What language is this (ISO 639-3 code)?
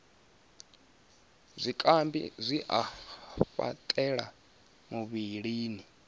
ven